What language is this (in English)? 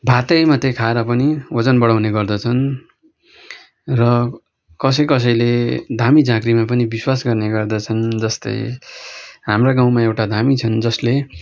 Nepali